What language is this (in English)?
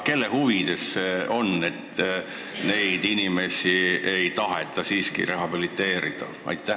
Estonian